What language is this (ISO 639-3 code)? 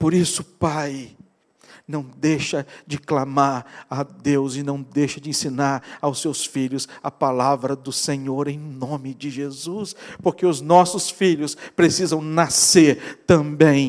por